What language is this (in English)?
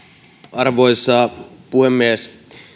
Finnish